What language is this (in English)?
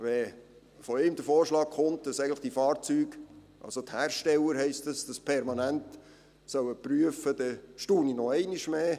Swiss German